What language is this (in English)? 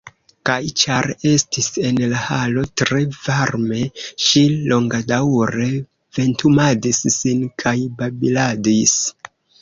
Esperanto